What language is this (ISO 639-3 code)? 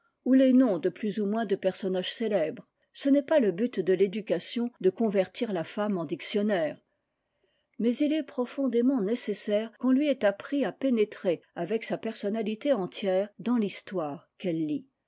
fra